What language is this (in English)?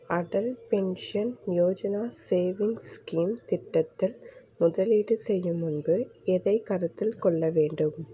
Tamil